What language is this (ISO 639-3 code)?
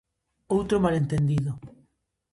glg